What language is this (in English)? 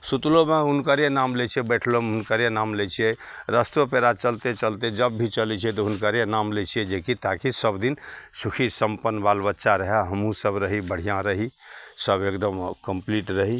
Maithili